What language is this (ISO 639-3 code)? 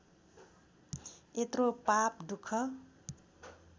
nep